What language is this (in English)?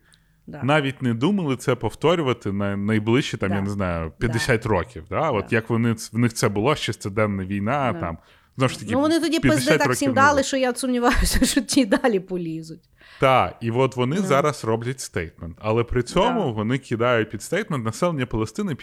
Ukrainian